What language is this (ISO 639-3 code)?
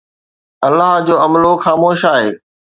snd